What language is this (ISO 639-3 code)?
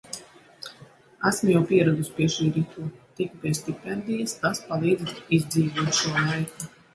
lav